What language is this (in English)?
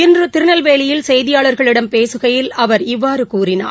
Tamil